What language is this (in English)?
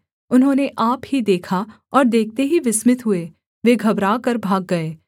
Hindi